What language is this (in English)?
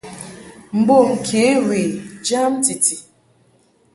Mungaka